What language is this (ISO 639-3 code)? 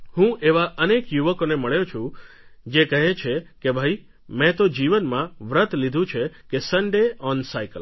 guj